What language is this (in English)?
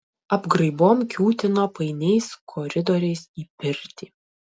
Lithuanian